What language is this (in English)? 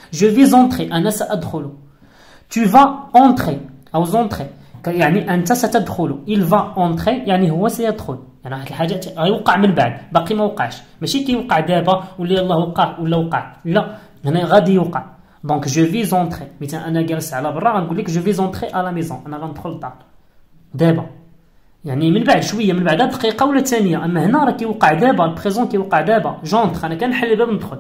Arabic